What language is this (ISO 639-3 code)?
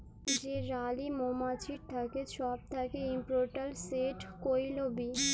ben